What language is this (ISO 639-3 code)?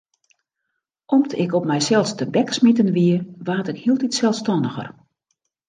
fry